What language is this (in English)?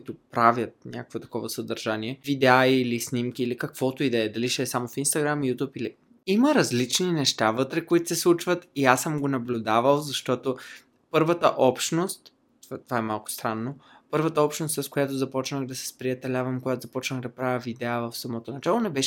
Bulgarian